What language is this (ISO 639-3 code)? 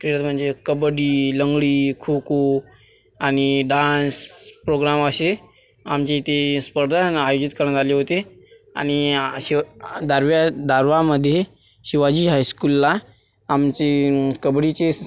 mar